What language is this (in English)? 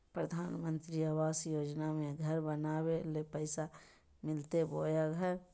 Magahi